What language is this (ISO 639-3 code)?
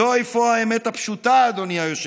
heb